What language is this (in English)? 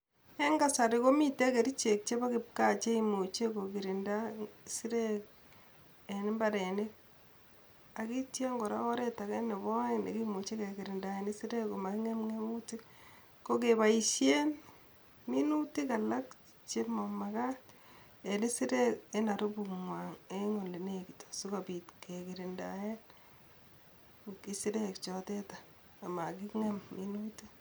Kalenjin